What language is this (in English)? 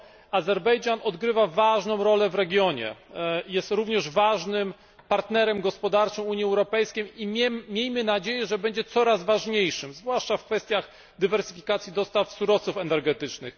Polish